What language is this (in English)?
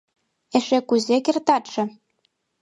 Mari